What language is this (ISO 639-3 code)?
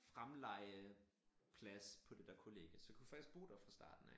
dan